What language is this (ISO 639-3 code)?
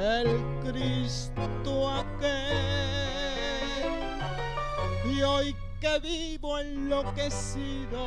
spa